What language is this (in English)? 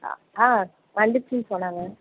Tamil